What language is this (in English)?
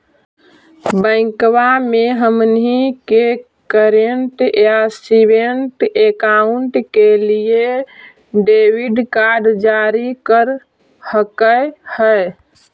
Magahi